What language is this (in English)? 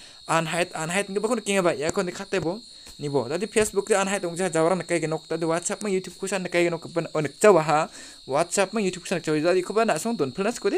Indonesian